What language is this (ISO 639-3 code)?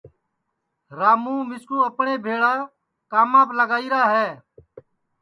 ssi